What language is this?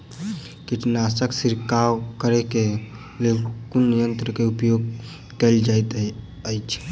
Maithili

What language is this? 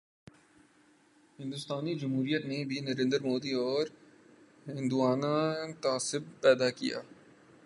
Urdu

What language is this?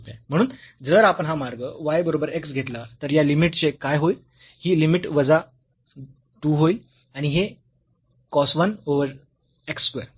Marathi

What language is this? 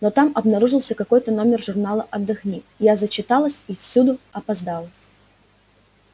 Russian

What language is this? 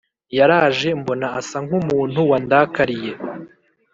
Kinyarwanda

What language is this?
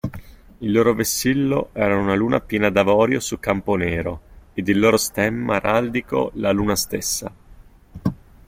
Italian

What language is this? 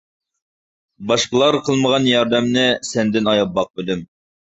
Uyghur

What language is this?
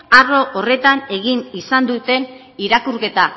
Basque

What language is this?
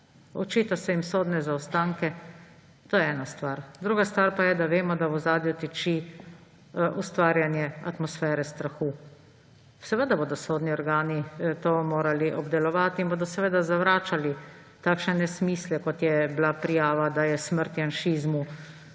Slovenian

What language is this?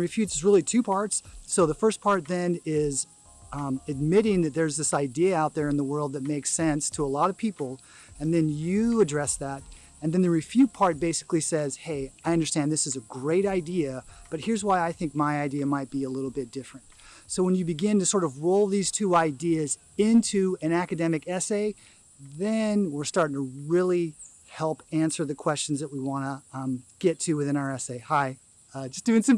English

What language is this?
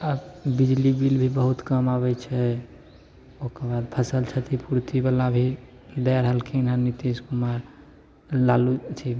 Maithili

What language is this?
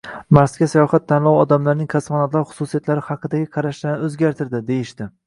Uzbek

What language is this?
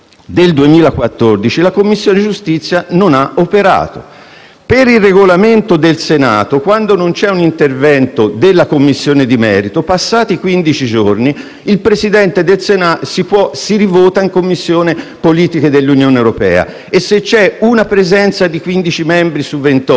Italian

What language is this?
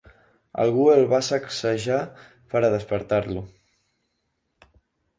Catalan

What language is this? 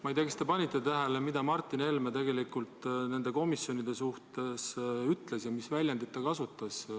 Estonian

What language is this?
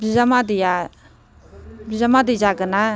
Bodo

